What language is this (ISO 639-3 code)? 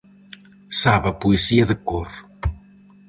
glg